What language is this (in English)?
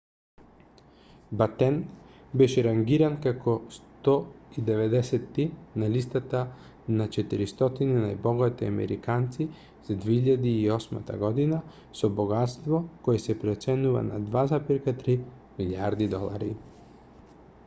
Macedonian